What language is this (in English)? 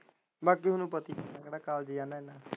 Punjabi